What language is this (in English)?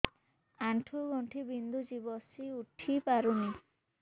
Odia